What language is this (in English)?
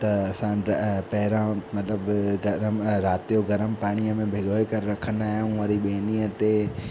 Sindhi